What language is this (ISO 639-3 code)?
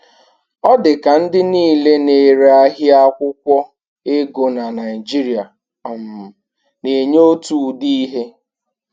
ibo